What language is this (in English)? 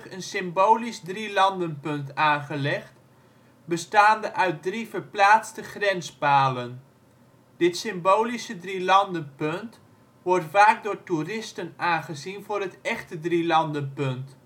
Dutch